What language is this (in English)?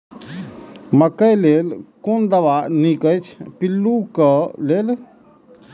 Maithili